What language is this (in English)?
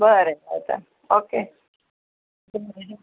Konkani